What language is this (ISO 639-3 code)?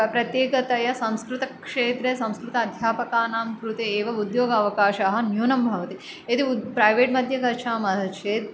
san